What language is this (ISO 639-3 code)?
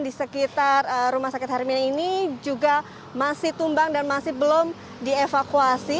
ind